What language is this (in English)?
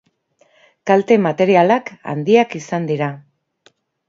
Basque